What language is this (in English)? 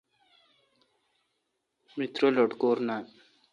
Kalkoti